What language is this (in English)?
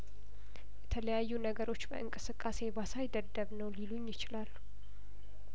Amharic